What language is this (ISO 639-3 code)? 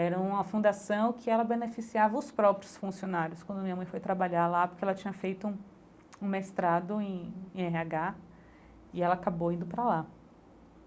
por